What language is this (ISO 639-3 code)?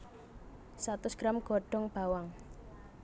jav